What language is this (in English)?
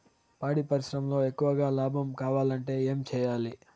Telugu